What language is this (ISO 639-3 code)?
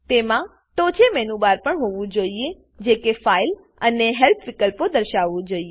guj